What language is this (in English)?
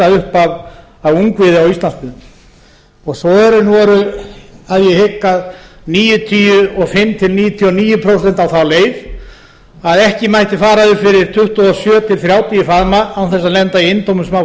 Icelandic